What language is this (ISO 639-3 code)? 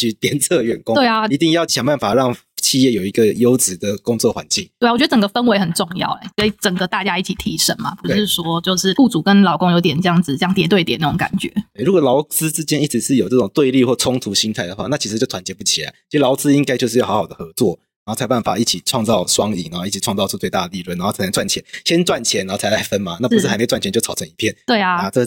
zho